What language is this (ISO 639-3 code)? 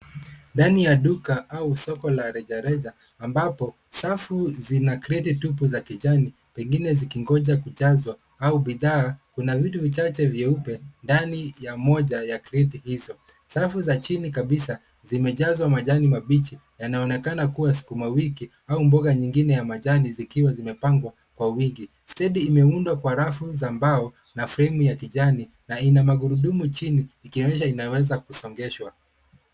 swa